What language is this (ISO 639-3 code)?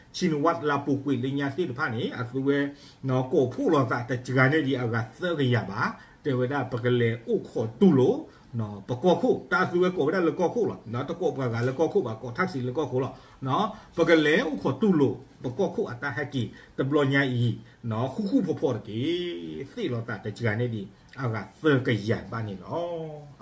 tha